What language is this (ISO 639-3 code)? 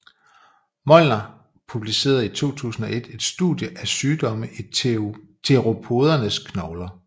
dan